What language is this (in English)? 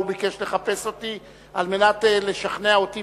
Hebrew